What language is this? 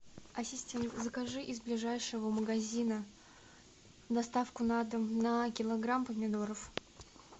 Russian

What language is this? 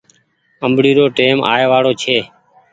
Goaria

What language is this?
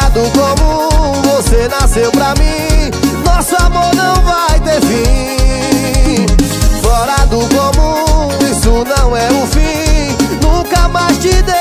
Portuguese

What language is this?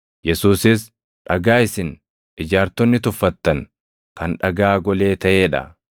Oromo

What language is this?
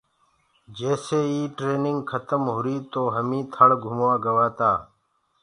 Gurgula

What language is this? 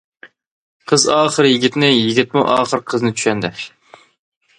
Uyghur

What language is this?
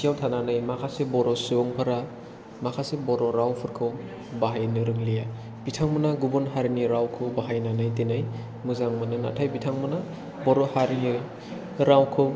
Bodo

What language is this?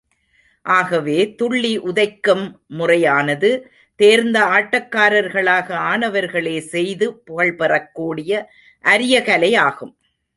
Tamil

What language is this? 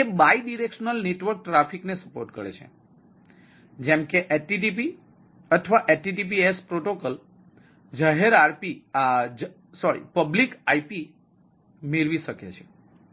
Gujarati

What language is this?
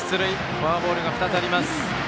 Japanese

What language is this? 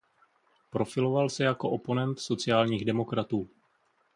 Czech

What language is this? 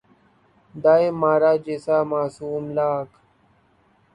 Urdu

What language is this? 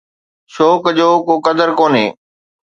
Sindhi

